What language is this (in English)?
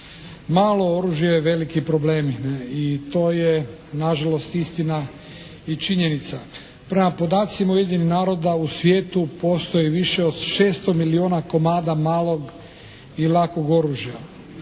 Croatian